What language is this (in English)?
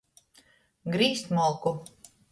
Latgalian